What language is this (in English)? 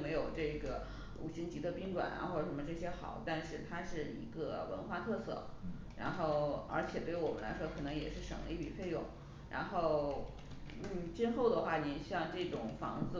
Chinese